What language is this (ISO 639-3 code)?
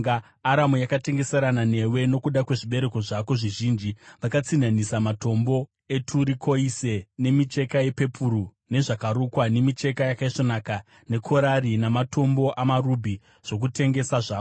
sna